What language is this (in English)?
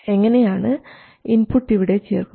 Malayalam